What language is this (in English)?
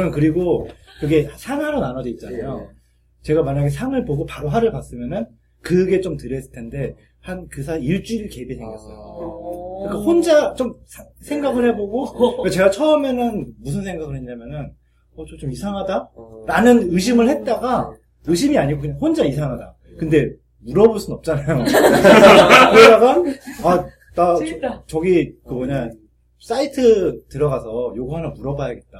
Korean